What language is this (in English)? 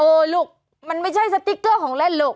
Thai